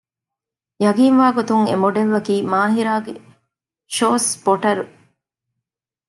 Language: Divehi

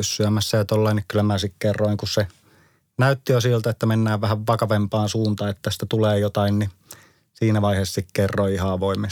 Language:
Finnish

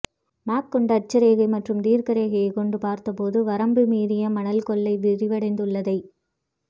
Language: Tamil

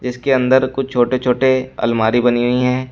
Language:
Hindi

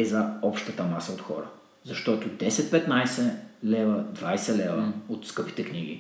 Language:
Bulgarian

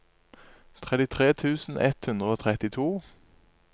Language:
Norwegian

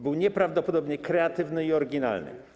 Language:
Polish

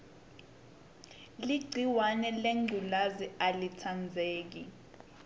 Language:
Swati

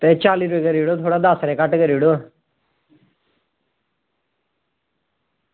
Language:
Dogri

